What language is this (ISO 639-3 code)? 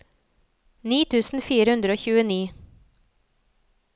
nor